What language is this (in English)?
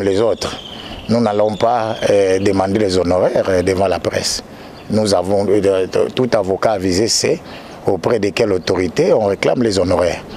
French